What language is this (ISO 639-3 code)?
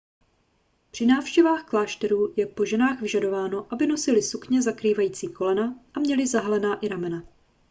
ces